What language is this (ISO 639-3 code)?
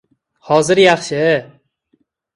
uzb